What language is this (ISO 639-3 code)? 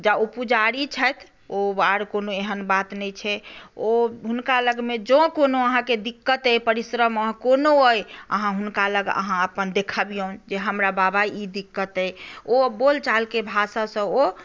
mai